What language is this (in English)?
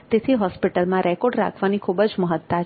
Gujarati